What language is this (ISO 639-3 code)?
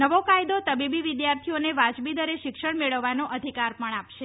guj